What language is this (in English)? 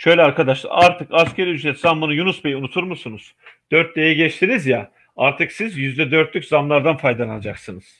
Turkish